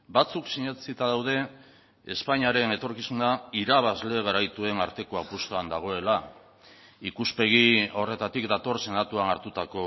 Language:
Basque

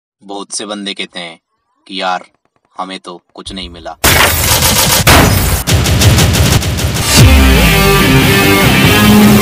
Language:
Hindi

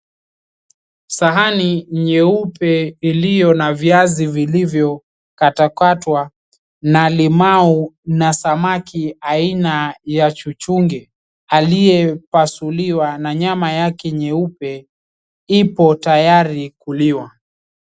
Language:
Swahili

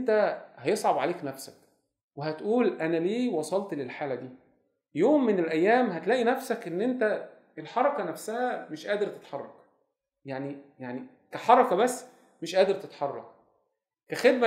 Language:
Arabic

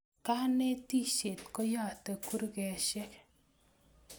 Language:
Kalenjin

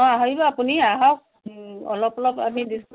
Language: Assamese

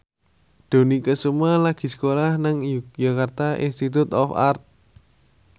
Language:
Javanese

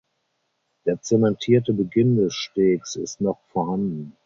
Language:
German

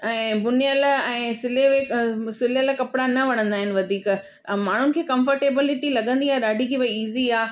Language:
Sindhi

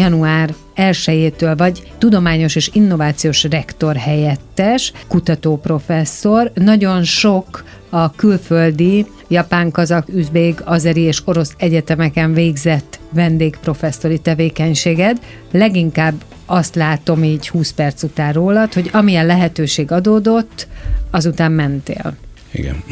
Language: Hungarian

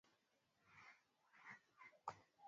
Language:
Swahili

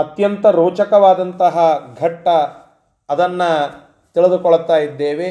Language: Kannada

